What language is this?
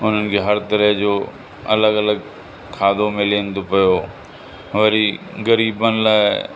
Sindhi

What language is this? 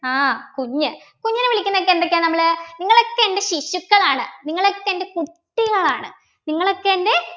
Malayalam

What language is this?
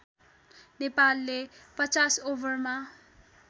Nepali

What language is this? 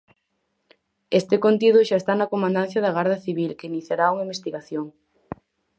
Galician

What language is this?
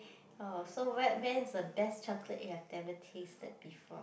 English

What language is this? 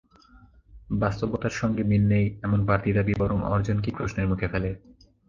Bangla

